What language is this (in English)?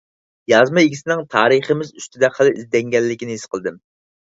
Uyghur